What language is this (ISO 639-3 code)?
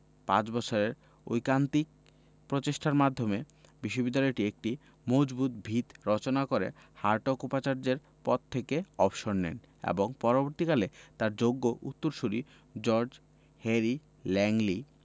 ben